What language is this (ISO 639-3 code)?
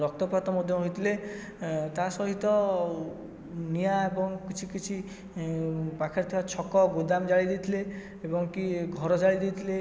ori